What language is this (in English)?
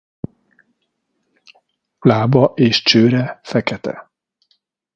Hungarian